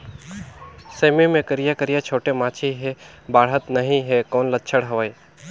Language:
Chhattisgarhi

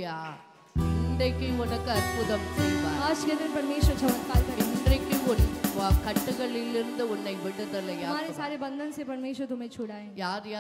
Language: Hindi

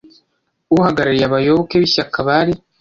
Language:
Kinyarwanda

